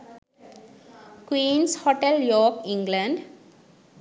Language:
Sinhala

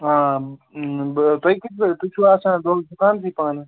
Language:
Kashmiri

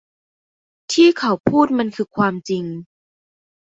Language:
Thai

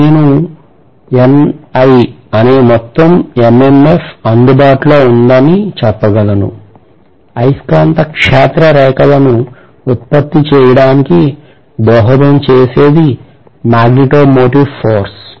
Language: Telugu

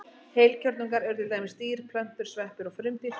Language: Icelandic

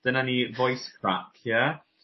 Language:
Welsh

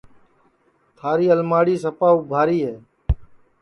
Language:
Sansi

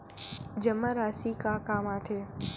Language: Chhattisgarhi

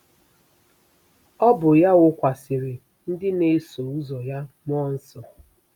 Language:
Igbo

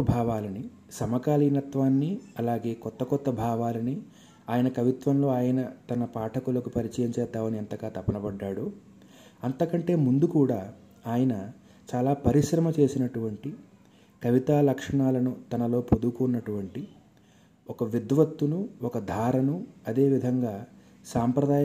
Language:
Telugu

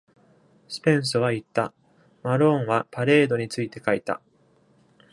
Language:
Japanese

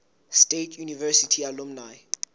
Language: Southern Sotho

